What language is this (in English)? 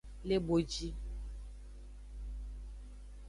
Aja (Benin)